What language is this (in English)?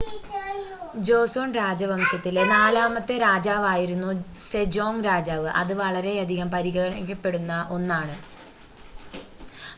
Malayalam